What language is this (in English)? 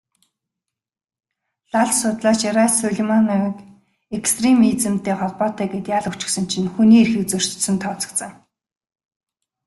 Mongolian